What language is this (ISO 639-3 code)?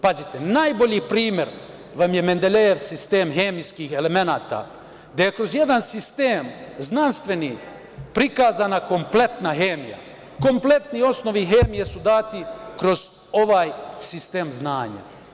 srp